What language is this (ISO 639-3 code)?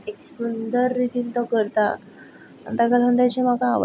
kok